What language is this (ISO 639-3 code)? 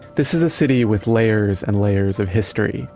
eng